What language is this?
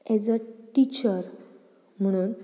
Konkani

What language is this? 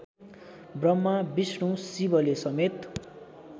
Nepali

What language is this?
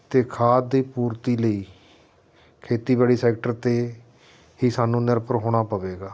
Punjabi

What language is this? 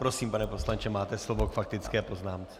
Czech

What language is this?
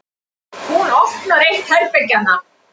Icelandic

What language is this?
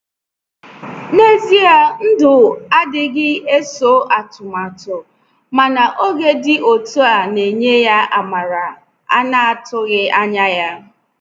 Igbo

